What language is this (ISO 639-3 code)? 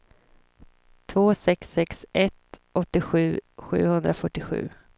swe